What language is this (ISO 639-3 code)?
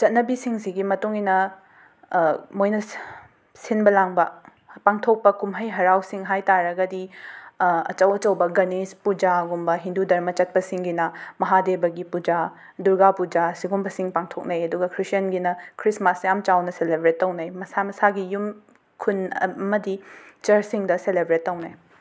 mni